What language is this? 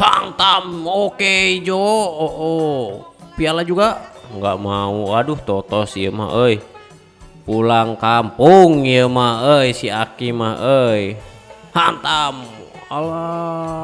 Indonesian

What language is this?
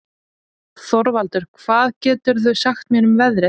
Icelandic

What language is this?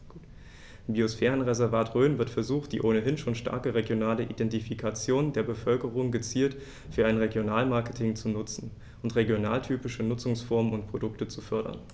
German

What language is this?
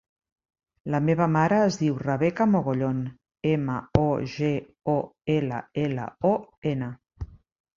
Catalan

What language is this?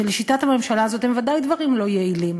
Hebrew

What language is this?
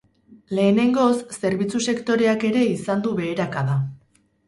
Basque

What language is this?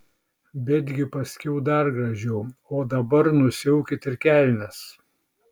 Lithuanian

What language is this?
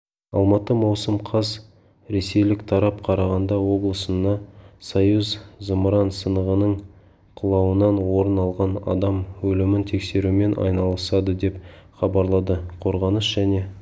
Kazakh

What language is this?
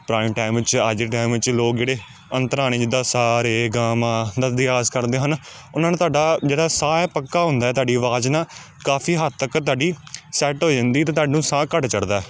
Punjabi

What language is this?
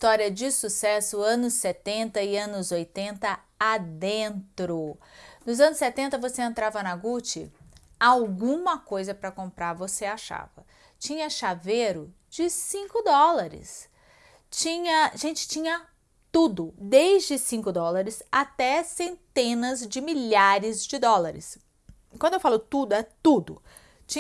Portuguese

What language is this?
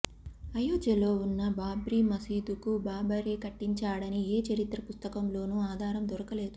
Telugu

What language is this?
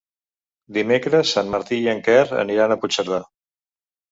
Catalan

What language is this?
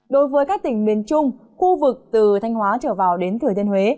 Vietnamese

